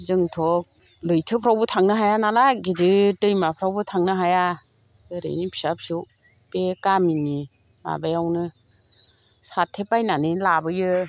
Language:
Bodo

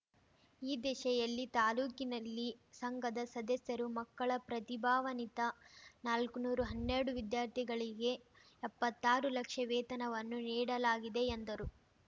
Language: Kannada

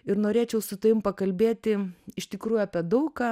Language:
Lithuanian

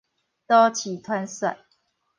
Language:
Min Nan Chinese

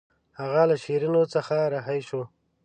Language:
Pashto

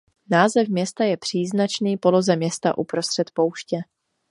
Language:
Czech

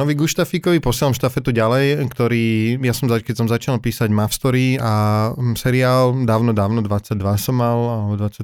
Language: Slovak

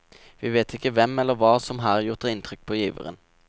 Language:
Norwegian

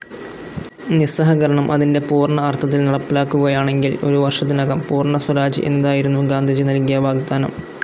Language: Malayalam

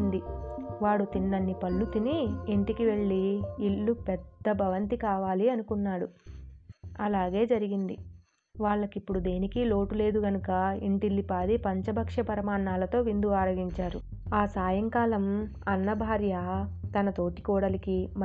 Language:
Telugu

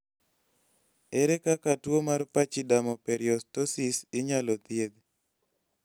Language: Luo (Kenya and Tanzania)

